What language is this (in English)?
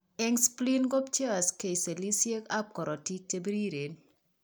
Kalenjin